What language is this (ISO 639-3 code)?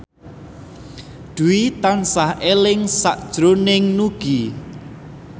jav